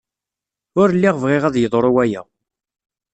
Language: Kabyle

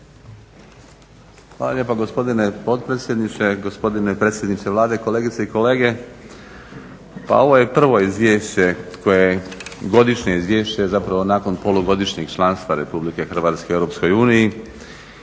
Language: Croatian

